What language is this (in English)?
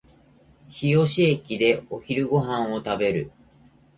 Japanese